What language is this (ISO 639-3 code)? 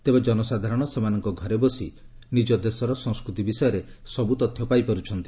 ori